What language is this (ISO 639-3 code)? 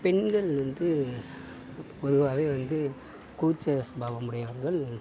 tam